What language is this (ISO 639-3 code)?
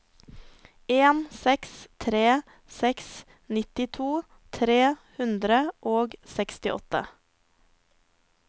nor